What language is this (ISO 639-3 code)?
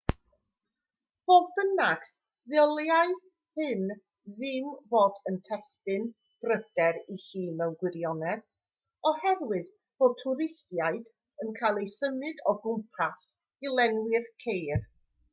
cym